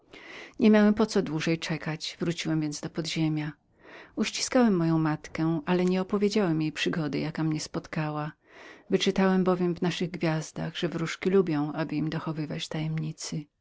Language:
Polish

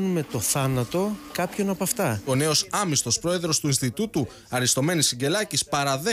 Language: Greek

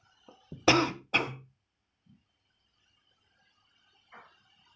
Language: English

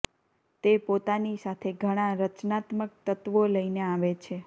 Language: Gujarati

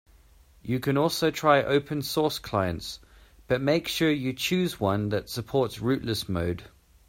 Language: English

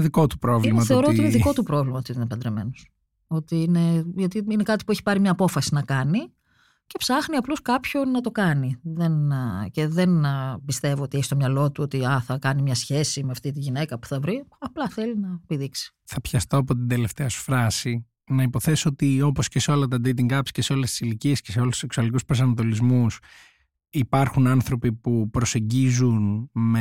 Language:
Greek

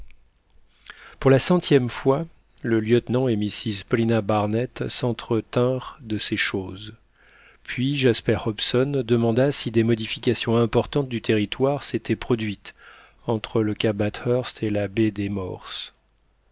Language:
French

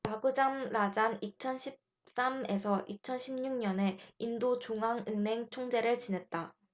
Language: Korean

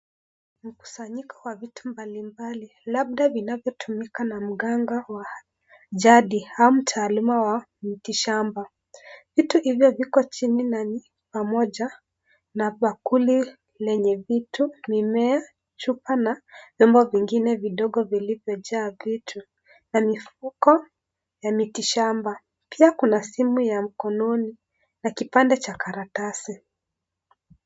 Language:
Swahili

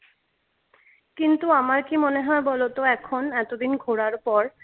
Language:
Bangla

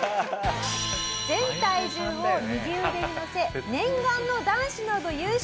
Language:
Japanese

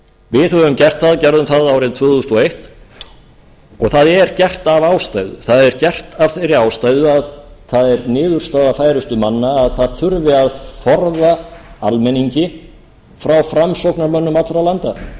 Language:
Icelandic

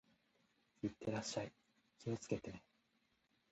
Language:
Japanese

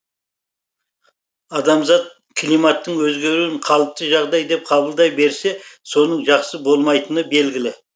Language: Kazakh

